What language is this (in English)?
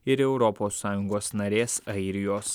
Lithuanian